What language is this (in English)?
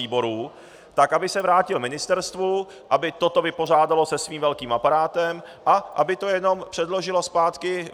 Czech